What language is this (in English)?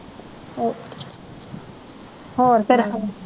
Punjabi